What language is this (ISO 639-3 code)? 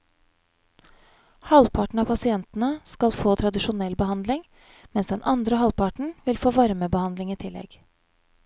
nor